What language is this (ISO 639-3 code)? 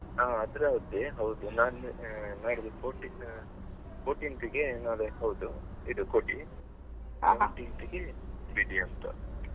kan